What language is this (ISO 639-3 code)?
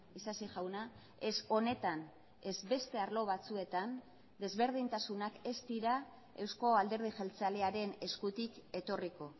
eus